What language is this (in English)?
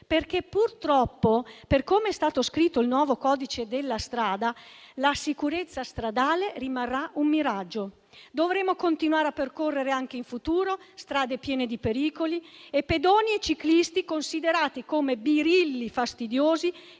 Italian